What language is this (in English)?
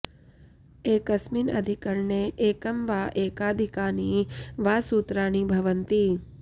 Sanskrit